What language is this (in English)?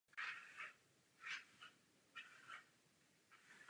Czech